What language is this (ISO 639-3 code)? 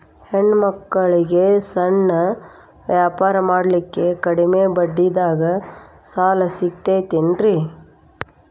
kan